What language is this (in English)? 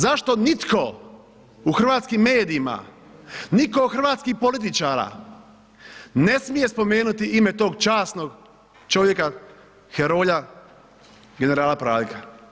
Croatian